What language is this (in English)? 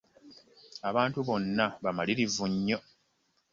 Ganda